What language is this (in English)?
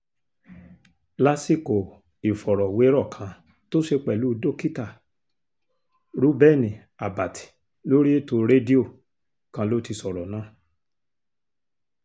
Yoruba